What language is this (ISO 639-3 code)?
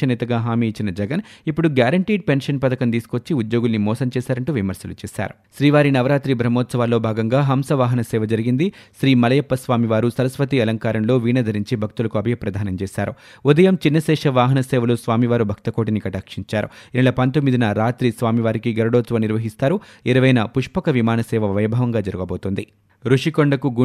tel